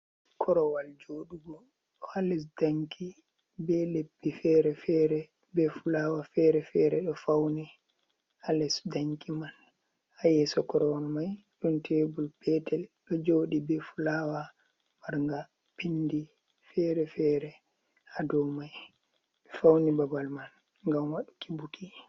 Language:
Fula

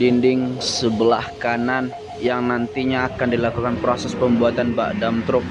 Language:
Indonesian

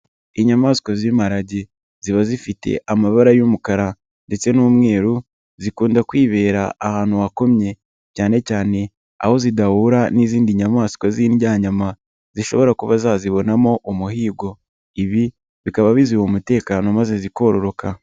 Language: Kinyarwanda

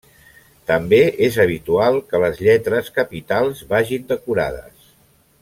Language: Catalan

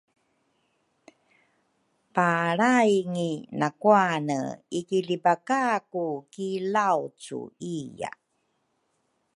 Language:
Rukai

